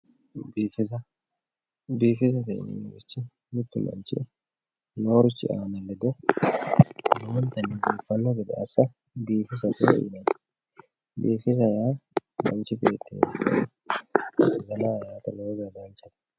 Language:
Sidamo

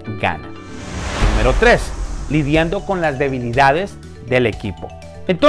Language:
Spanish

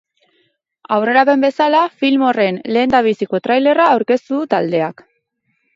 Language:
Basque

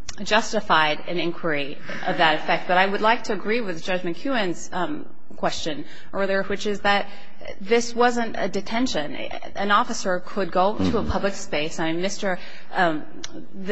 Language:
English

